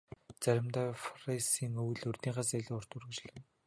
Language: Mongolian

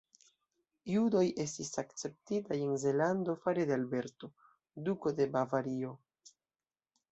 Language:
Esperanto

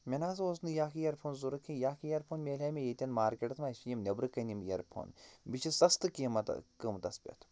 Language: Kashmiri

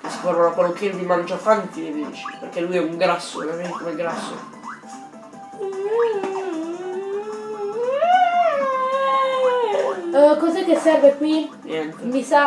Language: Italian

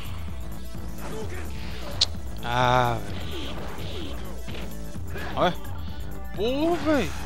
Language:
Portuguese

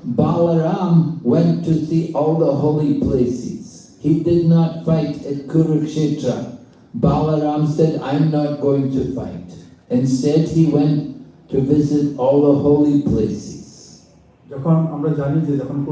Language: English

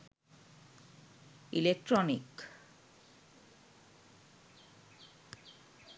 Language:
Sinhala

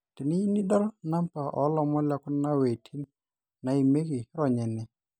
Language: Masai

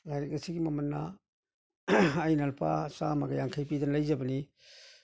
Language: Manipuri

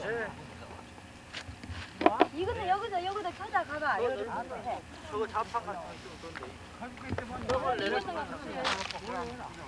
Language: Korean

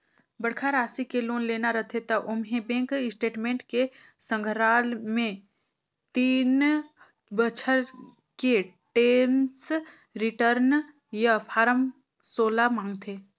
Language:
Chhattisgarhi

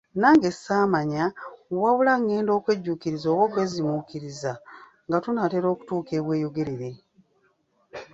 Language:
Ganda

